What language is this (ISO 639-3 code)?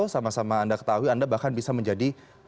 ind